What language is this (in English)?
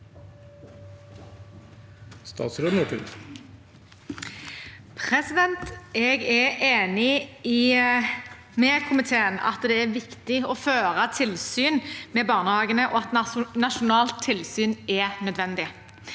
Norwegian